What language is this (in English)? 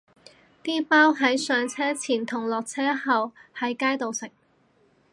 Cantonese